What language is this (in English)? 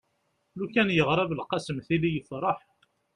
Kabyle